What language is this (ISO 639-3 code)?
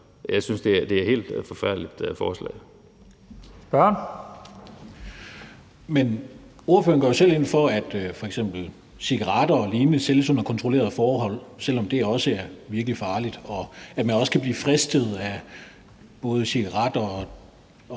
dan